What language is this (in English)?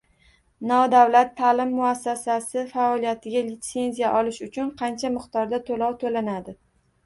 Uzbek